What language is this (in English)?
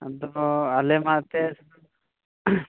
Santali